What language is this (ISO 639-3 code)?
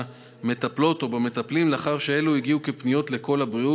heb